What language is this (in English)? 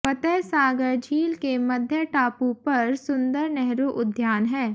Hindi